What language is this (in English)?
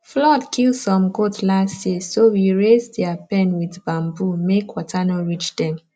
Nigerian Pidgin